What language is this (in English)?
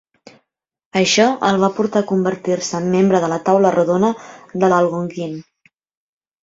Catalan